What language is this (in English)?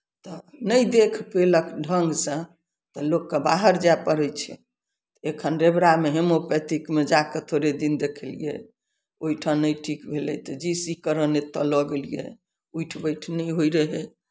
Maithili